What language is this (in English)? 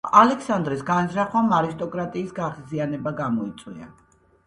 Georgian